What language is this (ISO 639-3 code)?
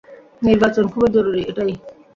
ben